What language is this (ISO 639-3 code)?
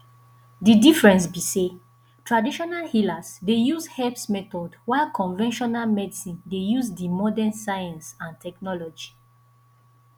pcm